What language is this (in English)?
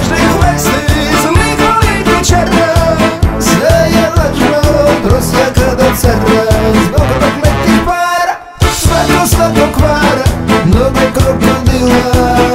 Romanian